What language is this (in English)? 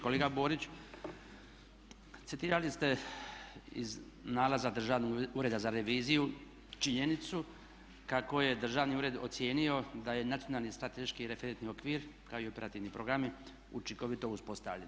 Croatian